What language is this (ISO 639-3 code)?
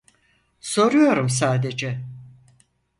tur